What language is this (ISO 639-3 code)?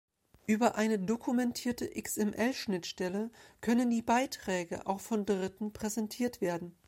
deu